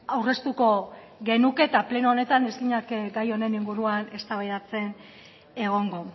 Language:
Basque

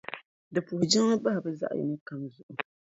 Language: Dagbani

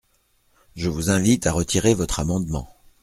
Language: French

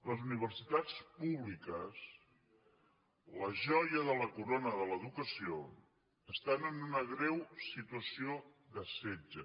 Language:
Catalan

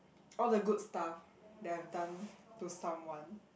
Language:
English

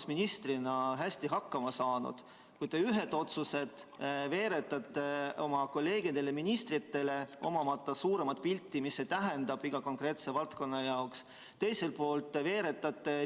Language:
Estonian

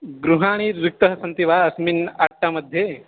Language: Sanskrit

